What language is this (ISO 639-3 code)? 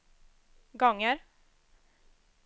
swe